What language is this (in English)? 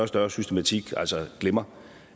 Danish